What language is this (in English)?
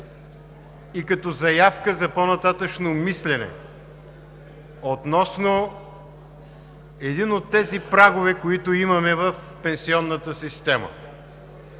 Bulgarian